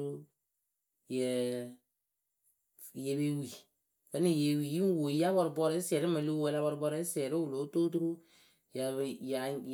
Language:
Akebu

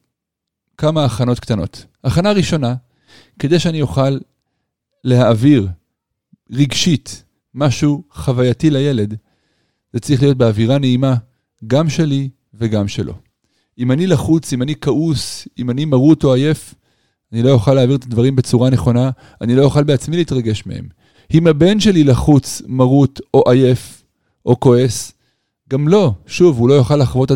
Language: Hebrew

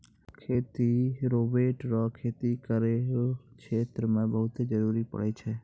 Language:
Maithili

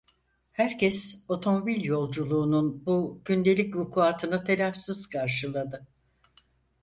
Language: Turkish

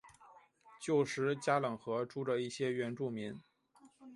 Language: Chinese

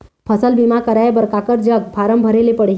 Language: Chhattisgarhi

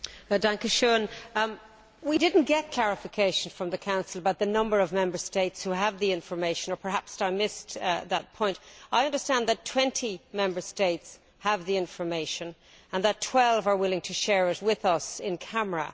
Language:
English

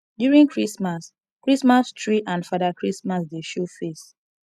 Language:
Nigerian Pidgin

